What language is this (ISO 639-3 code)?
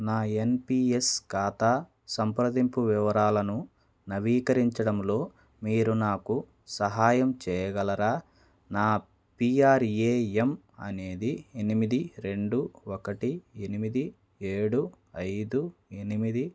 tel